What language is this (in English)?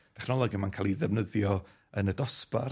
Welsh